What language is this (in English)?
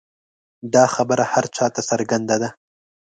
Pashto